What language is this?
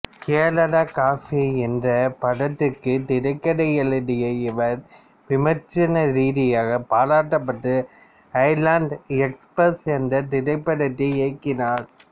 Tamil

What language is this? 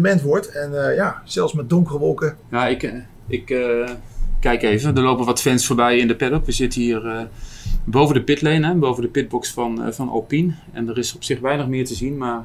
Dutch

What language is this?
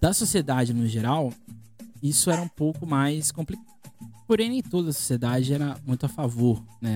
Portuguese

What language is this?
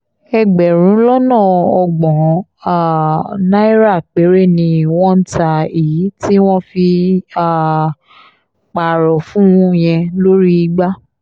Yoruba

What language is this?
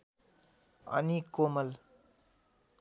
Nepali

